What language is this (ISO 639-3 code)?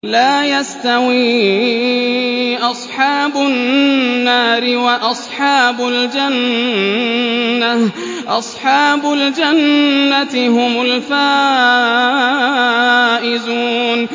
ara